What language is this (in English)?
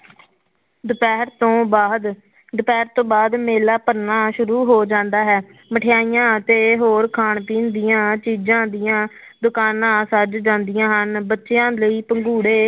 Punjabi